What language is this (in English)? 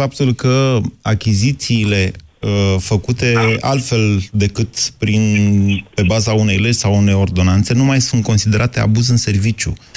Romanian